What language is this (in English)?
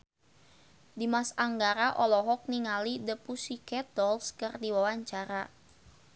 Sundanese